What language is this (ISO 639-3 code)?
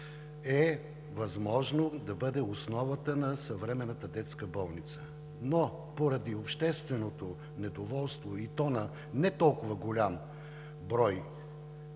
bul